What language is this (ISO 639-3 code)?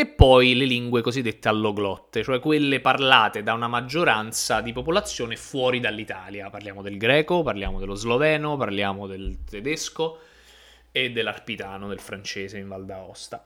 ita